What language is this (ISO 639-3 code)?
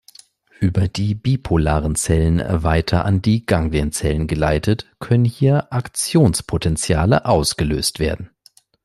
deu